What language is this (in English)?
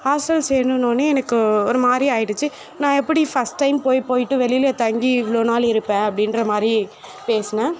Tamil